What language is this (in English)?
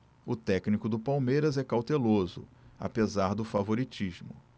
Portuguese